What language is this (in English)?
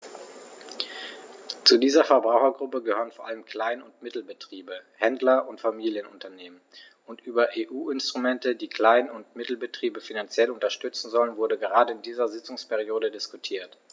German